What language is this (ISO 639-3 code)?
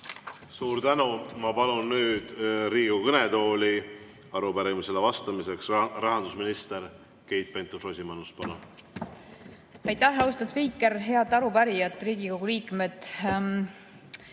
est